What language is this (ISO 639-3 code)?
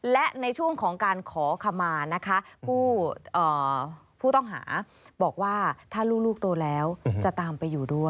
tha